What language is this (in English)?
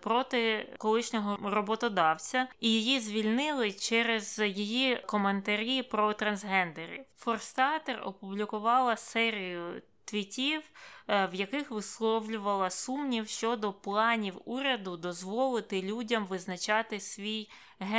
Ukrainian